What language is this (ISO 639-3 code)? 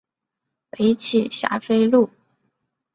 zho